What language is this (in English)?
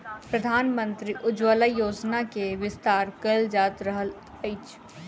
Maithili